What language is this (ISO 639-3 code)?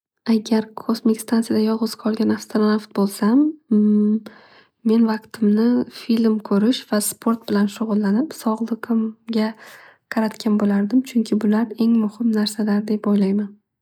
uzb